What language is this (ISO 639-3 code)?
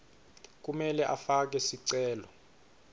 ssw